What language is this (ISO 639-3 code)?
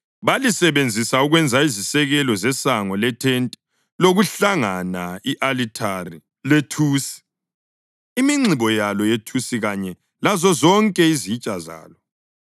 nde